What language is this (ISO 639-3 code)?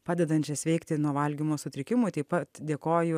lit